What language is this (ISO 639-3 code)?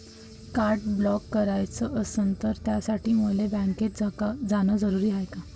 mar